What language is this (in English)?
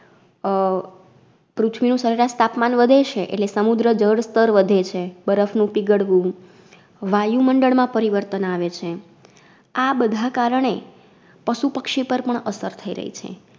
Gujarati